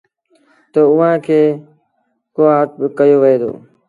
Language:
Sindhi Bhil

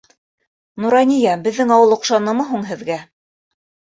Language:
Bashkir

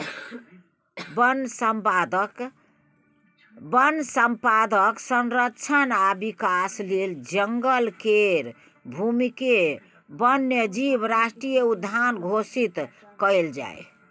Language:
Maithili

